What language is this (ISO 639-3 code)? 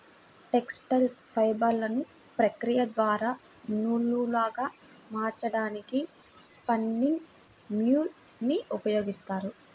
tel